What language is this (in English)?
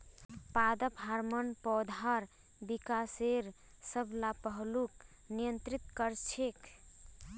Magahi